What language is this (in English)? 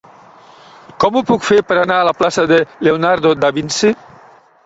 Catalan